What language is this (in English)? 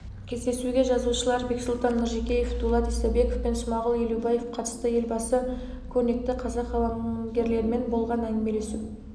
Kazakh